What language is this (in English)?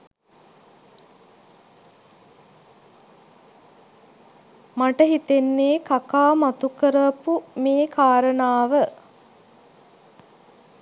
Sinhala